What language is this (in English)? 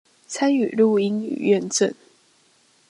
Chinese